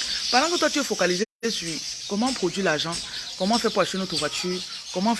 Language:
French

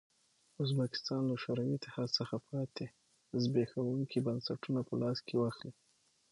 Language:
Pashto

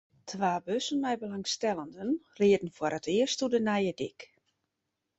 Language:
Western Frisian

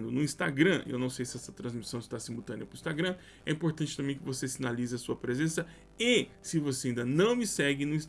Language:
Portuguese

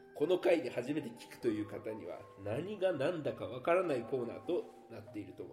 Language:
Japanese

